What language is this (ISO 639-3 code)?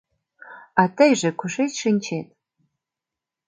chm